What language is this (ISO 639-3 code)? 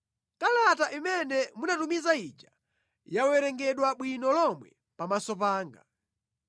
nya